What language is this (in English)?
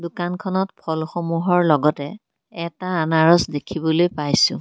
Assamese